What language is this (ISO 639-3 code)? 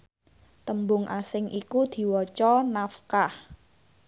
jav